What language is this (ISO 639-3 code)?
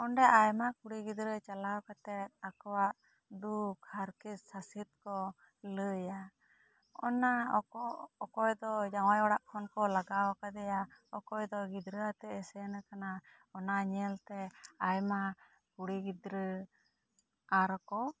sat